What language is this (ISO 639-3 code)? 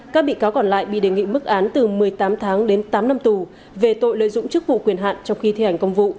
vie